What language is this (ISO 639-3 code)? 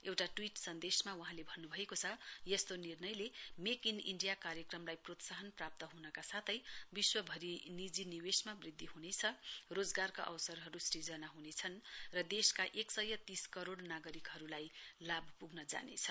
nep